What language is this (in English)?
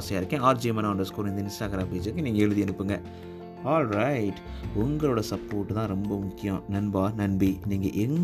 Tamil